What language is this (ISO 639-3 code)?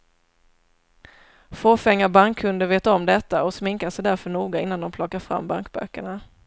swe